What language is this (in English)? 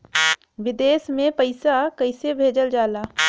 Bhojpuri